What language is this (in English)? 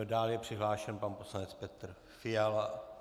Czech